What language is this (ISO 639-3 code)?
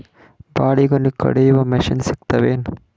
kan